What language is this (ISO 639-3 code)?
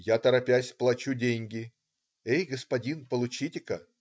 rus